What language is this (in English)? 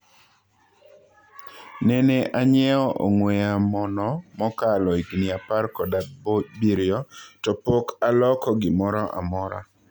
Luo (Kenya and Tanzania)